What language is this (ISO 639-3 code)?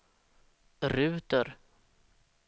swe